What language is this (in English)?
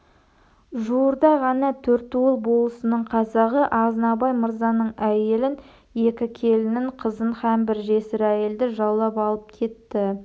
Kazakh